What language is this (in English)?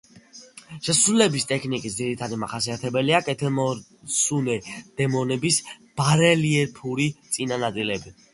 Georgian